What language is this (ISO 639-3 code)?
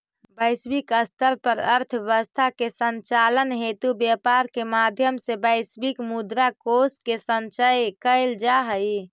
mag